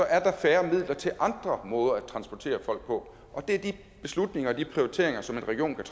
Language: Danish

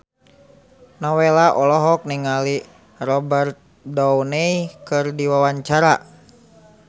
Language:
Sundanese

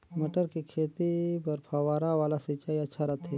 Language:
Chhattisgarhi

